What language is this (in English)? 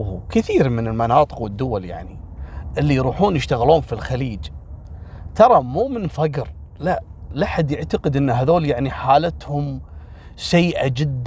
Arabic